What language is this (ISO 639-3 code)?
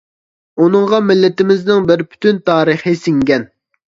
uig